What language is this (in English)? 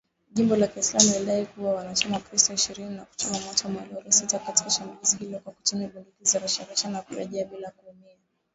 Swahili